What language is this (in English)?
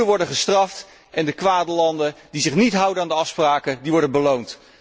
Dutch